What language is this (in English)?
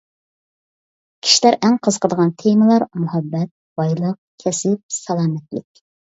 Uyghur